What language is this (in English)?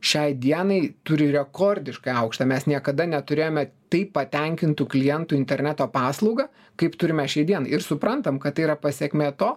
Lithuanian